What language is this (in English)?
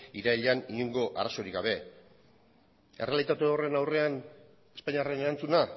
Basque